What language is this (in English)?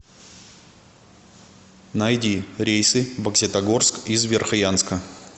Russian